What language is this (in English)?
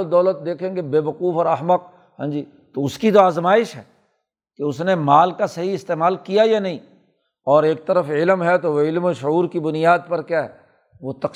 Urdu